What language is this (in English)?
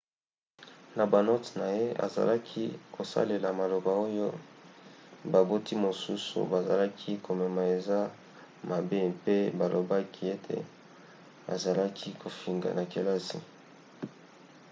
Lingala